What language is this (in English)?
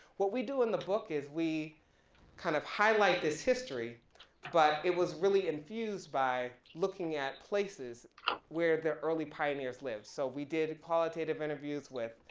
English